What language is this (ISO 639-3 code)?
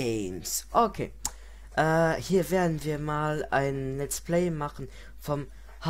deu